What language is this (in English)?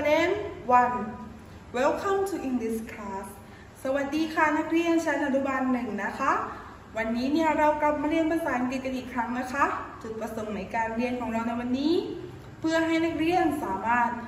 Thai